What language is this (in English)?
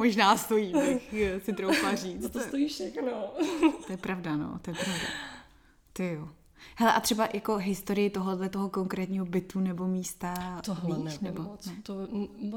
Czech